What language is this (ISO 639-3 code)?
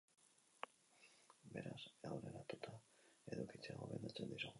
eus